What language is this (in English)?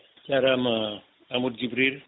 Fula